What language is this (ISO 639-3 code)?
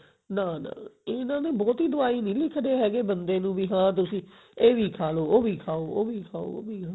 pan